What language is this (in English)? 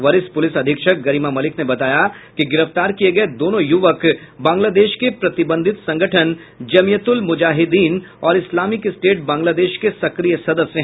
Hindi